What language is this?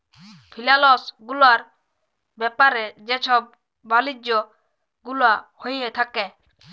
Bangla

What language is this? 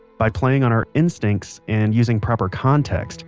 English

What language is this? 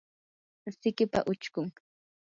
Yanahuanca Pasco Quechua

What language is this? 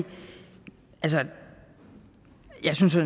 Danish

